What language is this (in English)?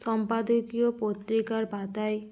Bangla